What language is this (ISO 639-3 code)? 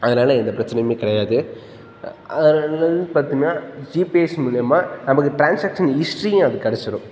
tam